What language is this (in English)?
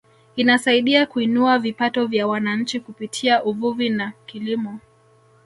Swahili